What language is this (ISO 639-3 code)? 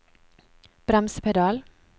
nor